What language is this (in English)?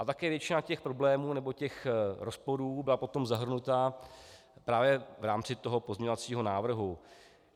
Czech